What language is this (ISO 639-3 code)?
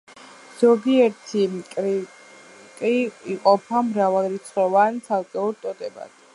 kat